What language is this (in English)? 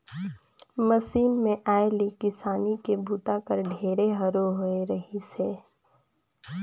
Chhattisgarhi